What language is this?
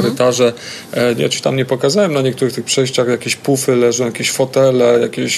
Polish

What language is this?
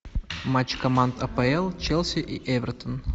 Russian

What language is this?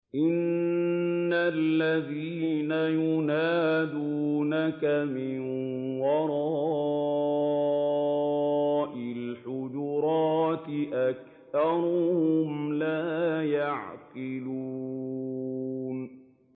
Arabic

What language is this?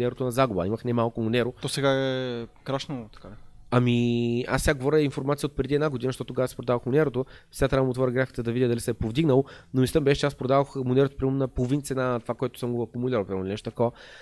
Bulgarian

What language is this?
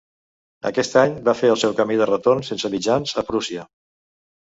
Catalan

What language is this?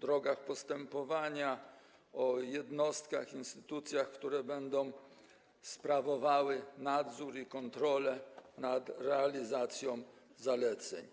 Polish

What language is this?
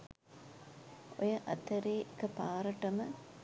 Sinhala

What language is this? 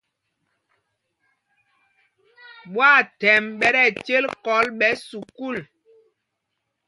Mpumpong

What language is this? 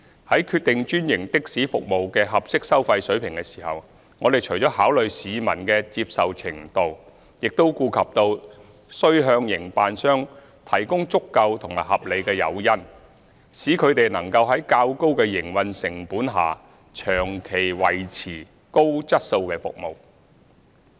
Cantonese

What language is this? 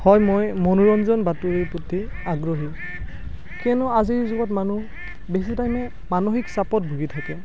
Assamese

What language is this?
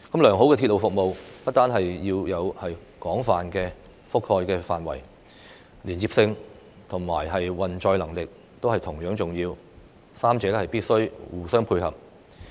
Cantonese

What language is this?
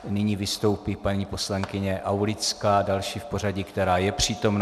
Czech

